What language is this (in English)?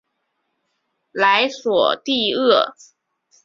Chinese